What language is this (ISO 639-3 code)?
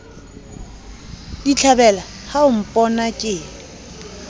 sot